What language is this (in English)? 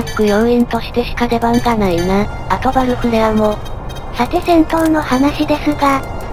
Japanese